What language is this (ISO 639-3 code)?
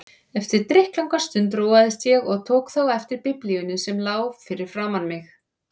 isl